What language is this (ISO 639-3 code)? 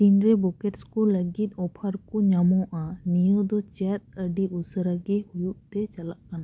sat